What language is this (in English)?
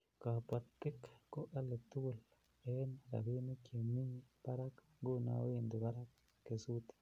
Kalenjin